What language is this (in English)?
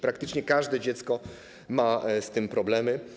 Polish